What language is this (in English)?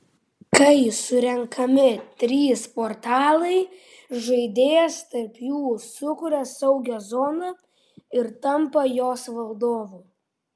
Lithuanian